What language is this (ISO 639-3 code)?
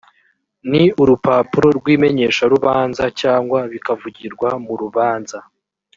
kin